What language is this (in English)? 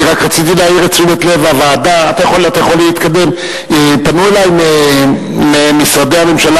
Hebrew